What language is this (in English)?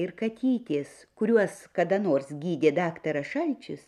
Lithuanian